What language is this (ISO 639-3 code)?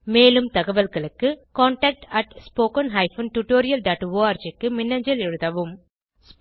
tam